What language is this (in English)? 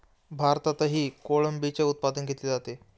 Marathi